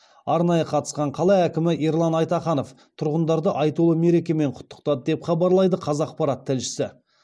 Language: Kazakh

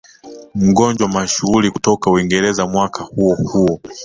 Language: Swahili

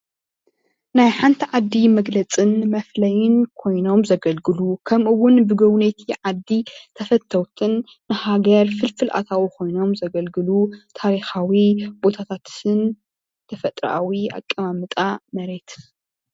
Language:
Tigrinya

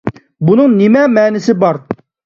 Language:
Uyghur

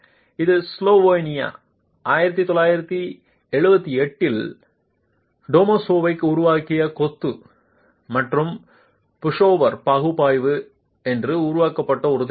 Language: Tamil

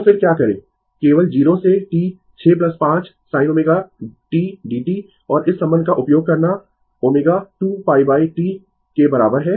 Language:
Hindi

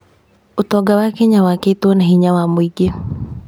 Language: Kikuyu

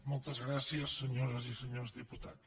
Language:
Catalan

